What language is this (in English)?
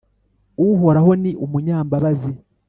Kinyarwanda